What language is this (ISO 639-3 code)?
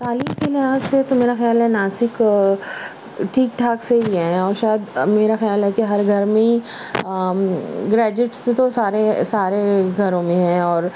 urd